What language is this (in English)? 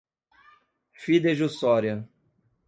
Portuguese